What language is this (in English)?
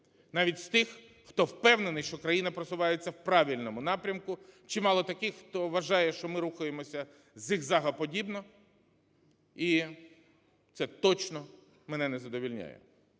Ukrainian